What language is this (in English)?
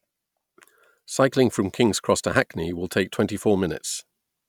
English